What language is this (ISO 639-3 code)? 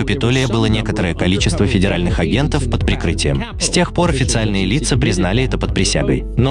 rus